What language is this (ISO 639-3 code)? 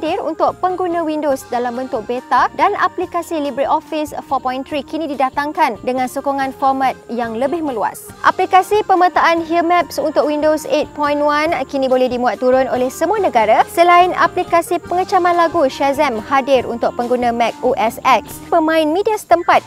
msa